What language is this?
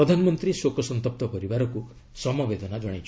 Odia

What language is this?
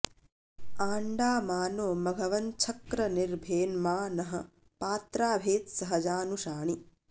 Sanskrit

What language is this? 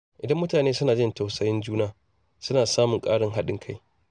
Hausa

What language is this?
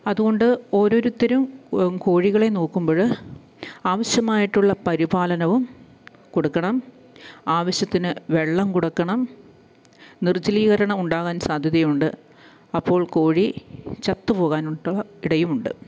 Malayalam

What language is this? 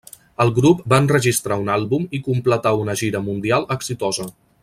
Catalan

